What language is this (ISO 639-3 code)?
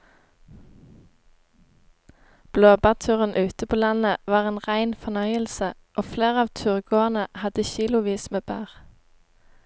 nor